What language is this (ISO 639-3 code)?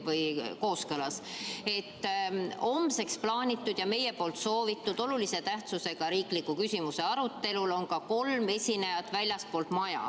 est